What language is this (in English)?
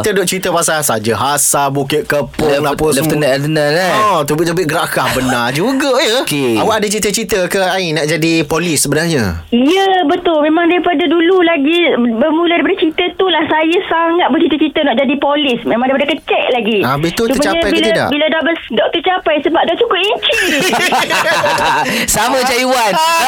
Malay